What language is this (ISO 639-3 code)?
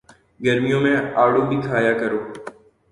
urd